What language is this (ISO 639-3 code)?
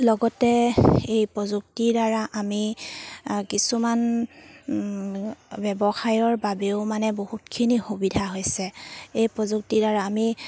asm